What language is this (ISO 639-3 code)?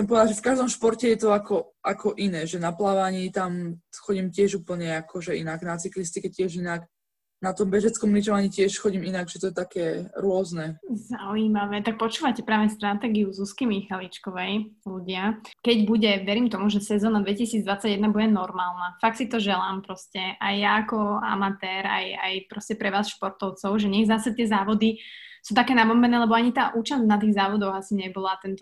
slk